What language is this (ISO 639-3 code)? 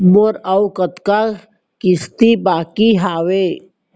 hne